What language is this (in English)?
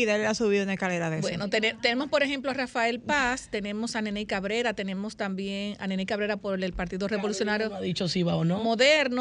Spanish